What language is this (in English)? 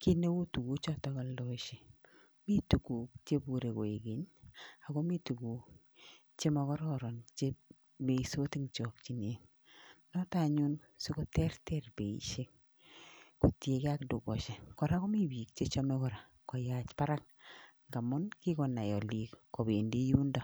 Kalenjin